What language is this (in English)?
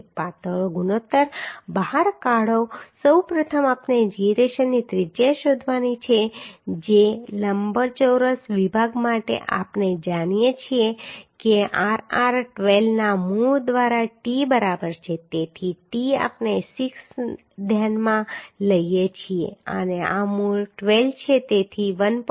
Gujarati